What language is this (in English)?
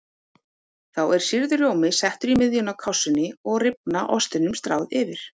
Icelandic